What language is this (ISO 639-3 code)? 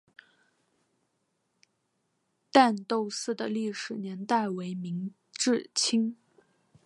zho